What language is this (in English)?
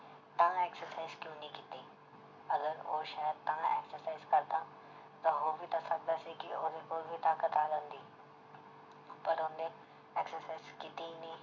Punjabi